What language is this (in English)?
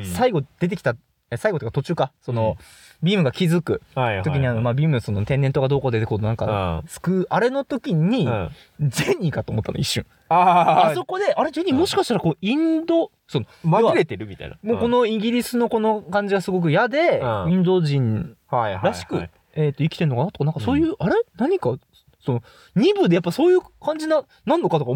Japanese